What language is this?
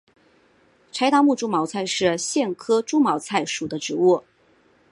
Chinese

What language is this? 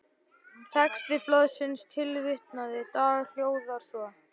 Icelandic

